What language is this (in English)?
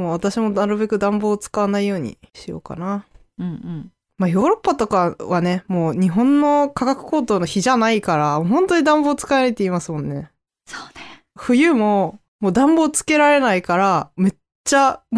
Japanese